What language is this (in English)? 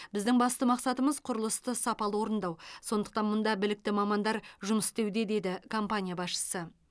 Kazakh